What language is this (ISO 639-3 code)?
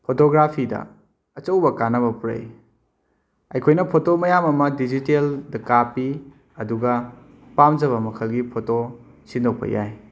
mni